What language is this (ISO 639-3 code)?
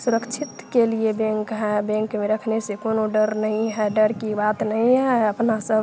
hin